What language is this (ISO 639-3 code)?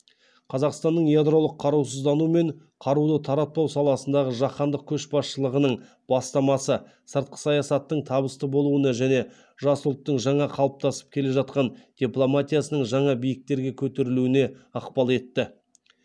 kaz